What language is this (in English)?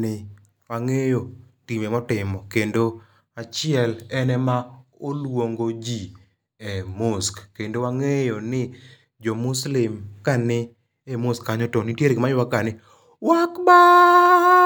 Luo (Kenya and Tanzania)